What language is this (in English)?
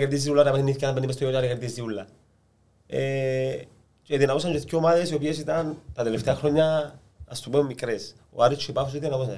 Greek